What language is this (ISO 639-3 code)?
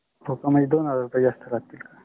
mar